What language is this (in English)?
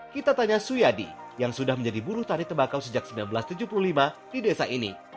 Indonesian